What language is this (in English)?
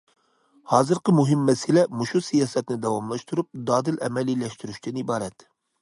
Uyghur